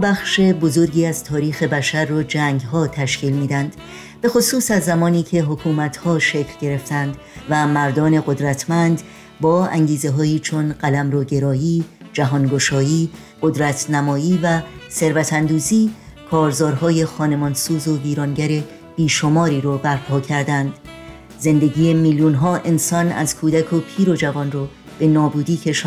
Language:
Persian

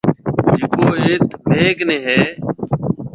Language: Marwari (Pakistan)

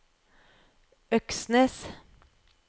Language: Norwegian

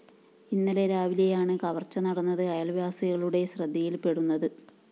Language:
Malayalam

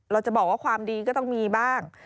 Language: Thai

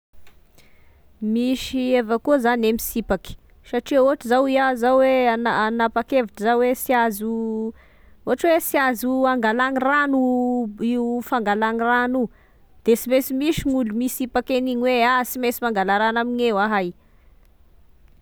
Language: Tesaka Malagasy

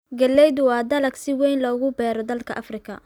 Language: Somali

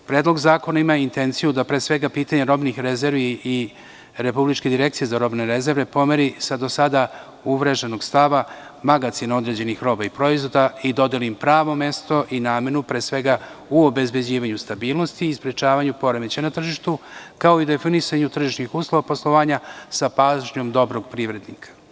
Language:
Serbian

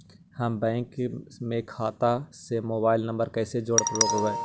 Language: Magahi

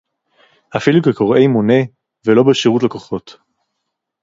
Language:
Hebrew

